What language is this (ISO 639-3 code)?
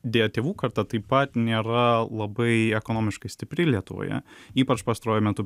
lit